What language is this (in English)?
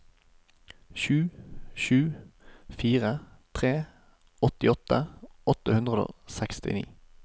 Norwegian